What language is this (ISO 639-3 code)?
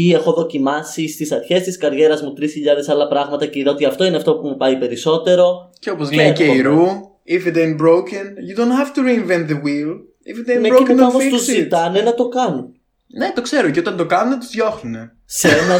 ell